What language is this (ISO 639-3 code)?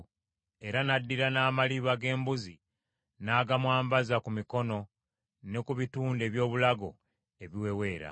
lug